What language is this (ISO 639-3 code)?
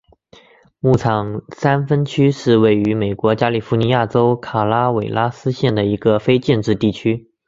zho